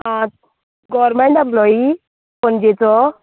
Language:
Konkani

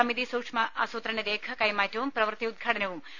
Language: Malayalam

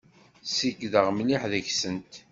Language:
Kabyle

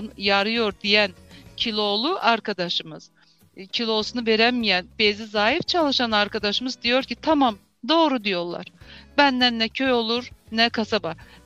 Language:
Turkish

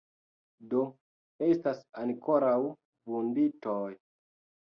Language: Esperanto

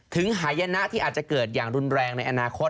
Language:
Thai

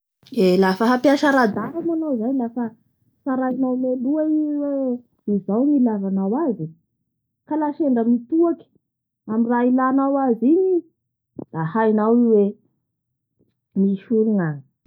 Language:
Bara Malagasy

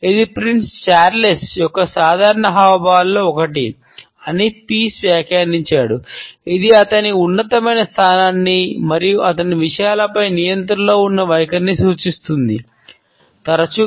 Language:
Telugu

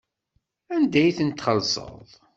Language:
Kabyle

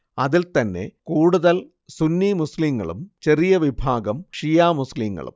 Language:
Malayalam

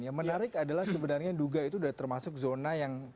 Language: Indonesian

